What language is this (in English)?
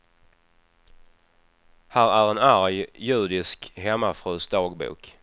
Swedish